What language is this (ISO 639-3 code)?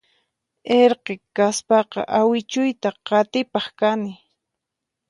qxp